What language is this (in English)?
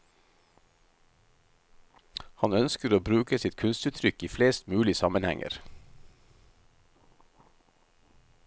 Norwegian